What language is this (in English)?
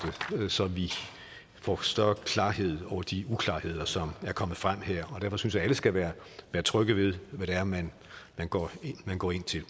Danish